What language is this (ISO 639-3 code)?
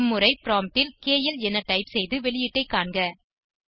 tam